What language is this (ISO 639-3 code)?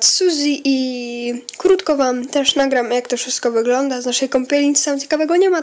pol